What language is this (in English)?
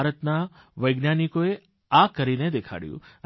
Gujarati